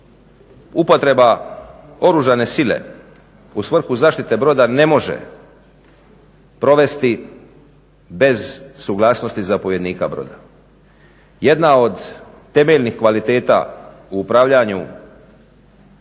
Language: Croatian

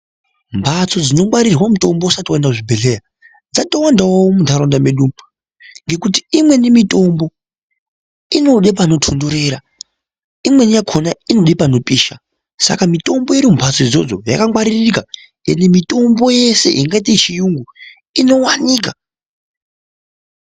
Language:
Ndau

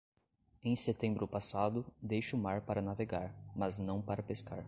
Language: Portuguese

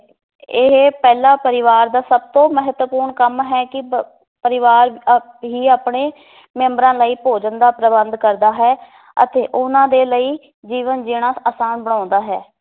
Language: Punjabi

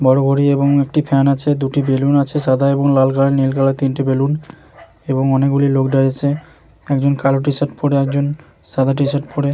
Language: Bangla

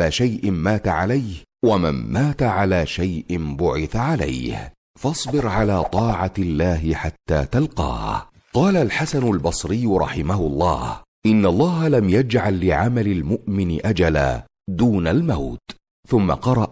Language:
Arabic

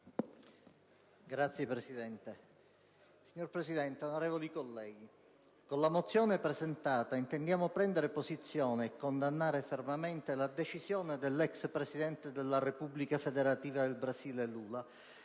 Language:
Italian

